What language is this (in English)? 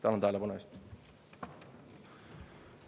Estonian